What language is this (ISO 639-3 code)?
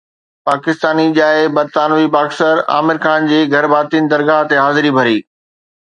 snd